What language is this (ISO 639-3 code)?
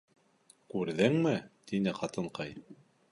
bak